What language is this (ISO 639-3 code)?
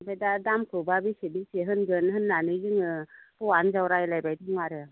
brx